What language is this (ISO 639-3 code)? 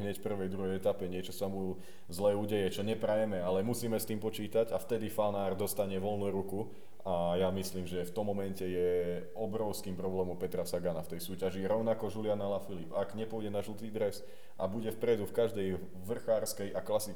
slk